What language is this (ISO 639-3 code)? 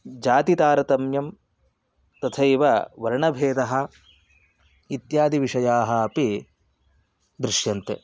san